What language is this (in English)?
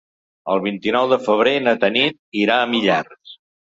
Catalan